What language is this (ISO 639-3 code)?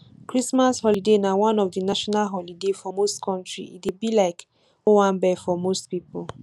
pcm